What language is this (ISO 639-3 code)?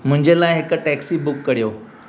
snd